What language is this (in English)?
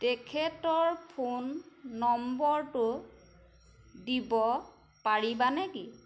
Assamese